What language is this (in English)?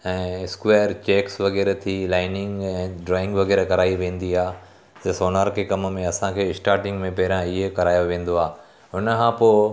Sindhi